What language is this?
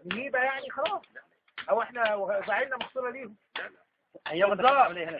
Arabic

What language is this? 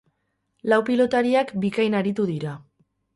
Basque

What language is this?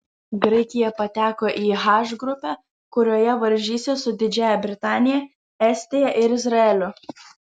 Lithuanian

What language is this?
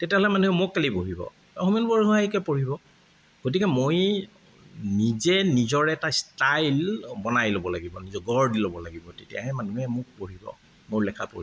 Assamese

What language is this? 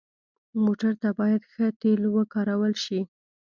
Pashto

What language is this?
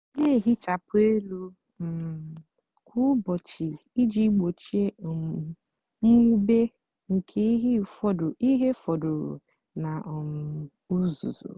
Igbo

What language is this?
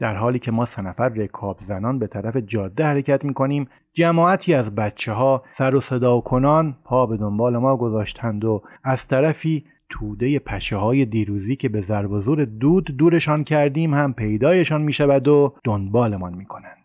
Persian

